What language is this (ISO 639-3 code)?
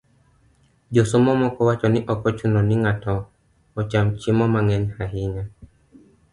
luo